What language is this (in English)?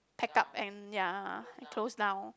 English